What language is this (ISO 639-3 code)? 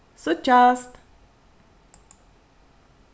fao